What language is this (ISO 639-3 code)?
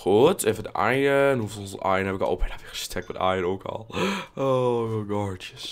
nld